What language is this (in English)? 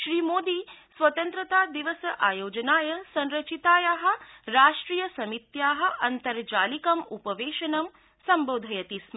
Sanskrit